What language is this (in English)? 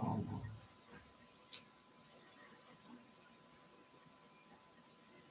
Turkish